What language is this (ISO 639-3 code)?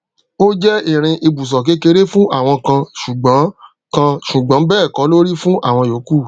yor